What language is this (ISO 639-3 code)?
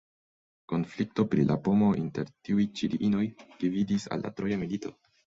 epo